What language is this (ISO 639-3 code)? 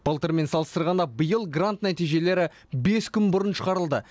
kaz